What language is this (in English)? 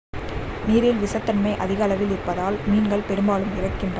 Tamil